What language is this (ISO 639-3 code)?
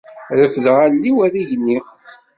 kab